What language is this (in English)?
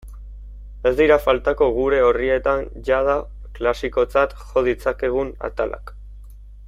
Basque